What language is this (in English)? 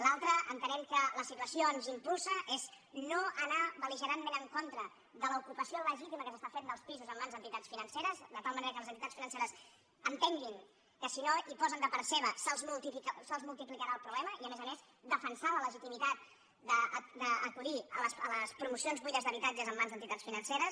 Catalan